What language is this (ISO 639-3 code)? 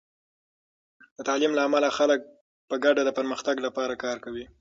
pus